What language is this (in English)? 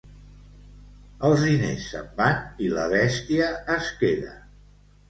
Catalan